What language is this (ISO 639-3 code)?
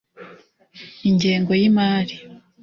kin